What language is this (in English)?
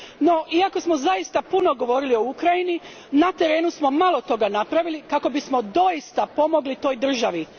Croatian